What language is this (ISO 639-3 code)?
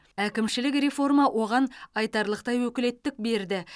kaz